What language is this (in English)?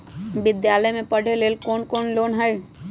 Magahi